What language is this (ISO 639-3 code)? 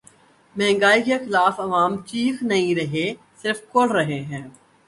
urd